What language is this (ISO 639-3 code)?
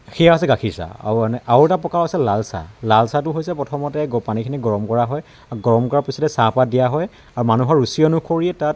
asm